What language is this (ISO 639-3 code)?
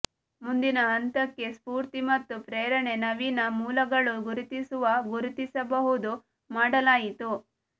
kan